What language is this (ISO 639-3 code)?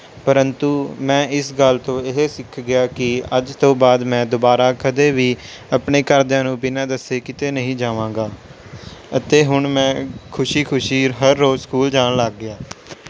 pan